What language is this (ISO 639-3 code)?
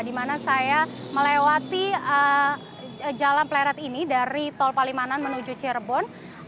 ind